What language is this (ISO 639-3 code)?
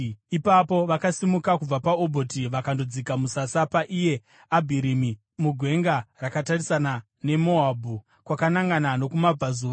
sna